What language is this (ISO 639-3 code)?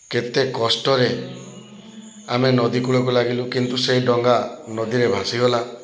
ori